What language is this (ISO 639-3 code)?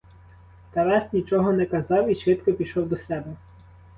ukr